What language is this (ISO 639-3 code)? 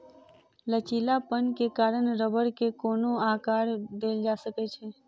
mai